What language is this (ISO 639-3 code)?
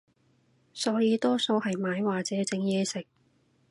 yue